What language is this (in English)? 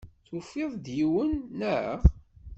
Kabyle